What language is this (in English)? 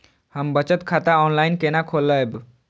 Maithili